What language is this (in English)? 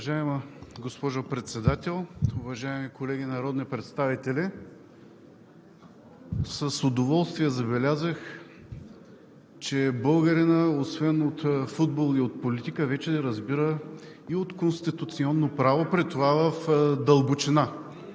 Bulgarian